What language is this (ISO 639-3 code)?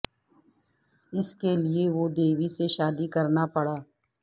urd